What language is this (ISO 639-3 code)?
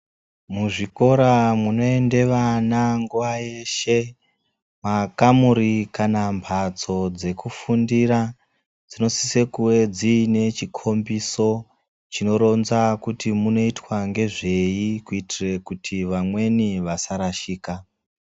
ndc